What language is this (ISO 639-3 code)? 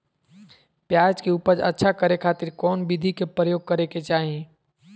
mag